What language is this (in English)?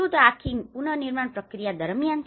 Gujarati